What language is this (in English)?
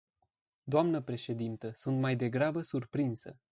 Romanian